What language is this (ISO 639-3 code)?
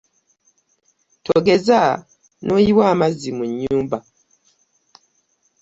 lug